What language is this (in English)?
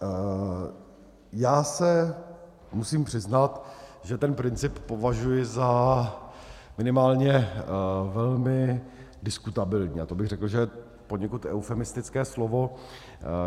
Czech